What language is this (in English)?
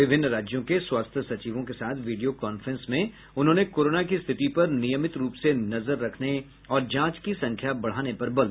Hindi